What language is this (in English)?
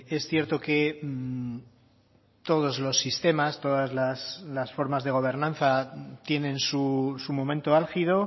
Spanish